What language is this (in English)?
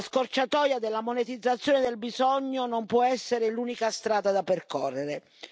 Italian